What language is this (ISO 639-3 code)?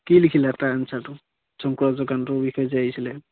asm